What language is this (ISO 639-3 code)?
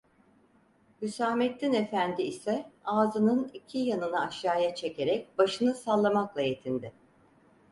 tur